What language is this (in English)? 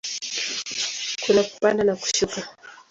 Swahili